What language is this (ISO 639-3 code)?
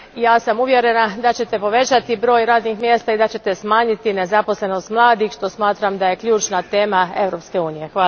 hrv